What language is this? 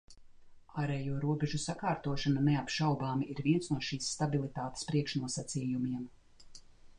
Latvian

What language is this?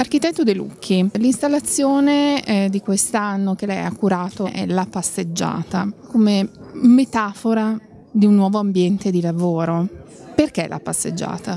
Italian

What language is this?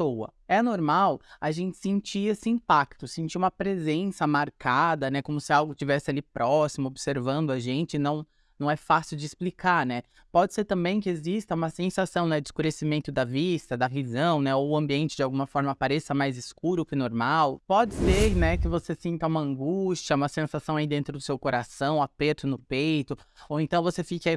Portuguese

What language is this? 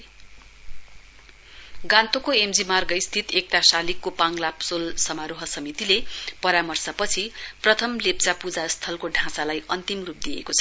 Nepali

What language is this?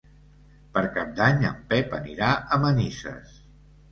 Catalan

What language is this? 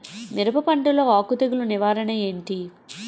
Telugu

